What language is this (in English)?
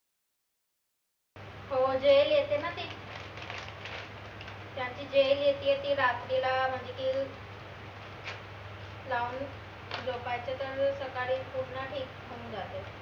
Marathi